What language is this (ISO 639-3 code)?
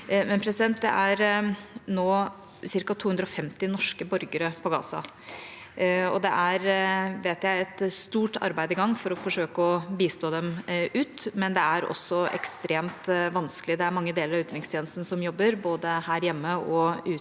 nor